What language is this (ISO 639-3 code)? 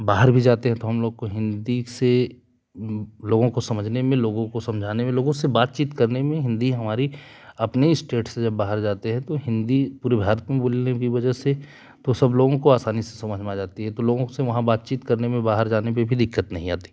hin